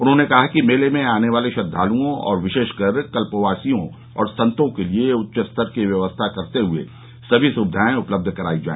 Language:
Hindi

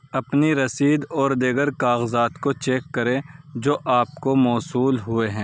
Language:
Urdu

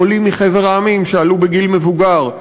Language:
Hebrew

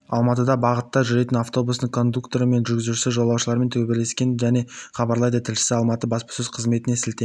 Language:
Kazakh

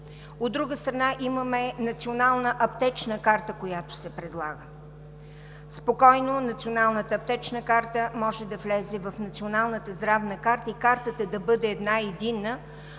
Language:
Bulgarian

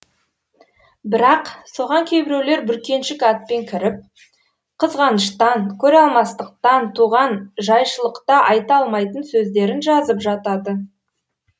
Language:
Kazakh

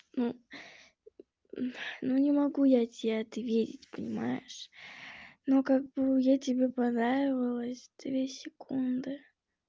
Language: Russian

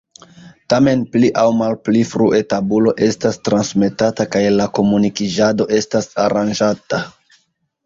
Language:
Esperanto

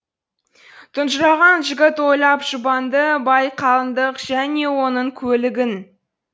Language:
Kazakh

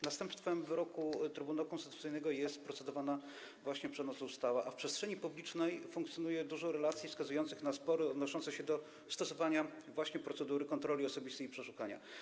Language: Polish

